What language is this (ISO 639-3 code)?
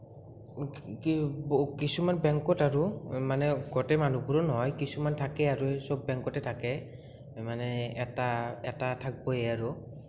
asm